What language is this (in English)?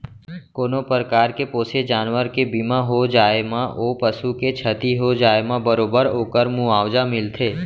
Chhattisgarhi